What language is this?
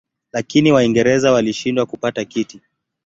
Swahili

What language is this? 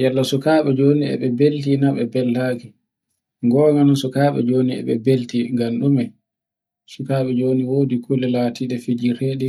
Borgu Fulfulde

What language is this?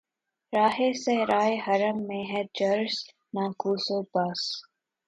Urdu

